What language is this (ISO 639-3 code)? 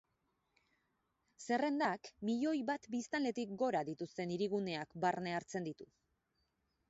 eus